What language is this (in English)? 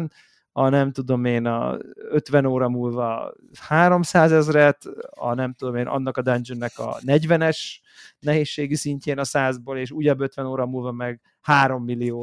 Hungarian